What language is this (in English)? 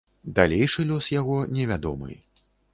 Belarusian